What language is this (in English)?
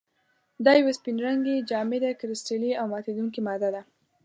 Pashto